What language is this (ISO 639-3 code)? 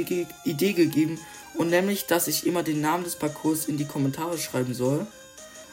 deu